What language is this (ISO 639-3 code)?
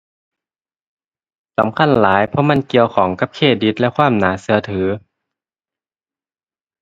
tha